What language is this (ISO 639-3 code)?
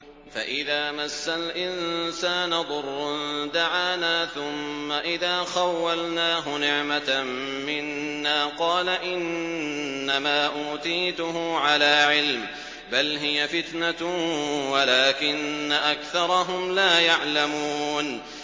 ara